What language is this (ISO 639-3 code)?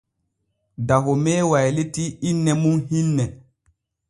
fue